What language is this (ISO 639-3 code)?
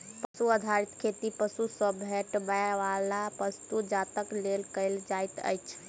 mai